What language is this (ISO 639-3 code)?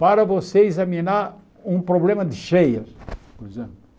por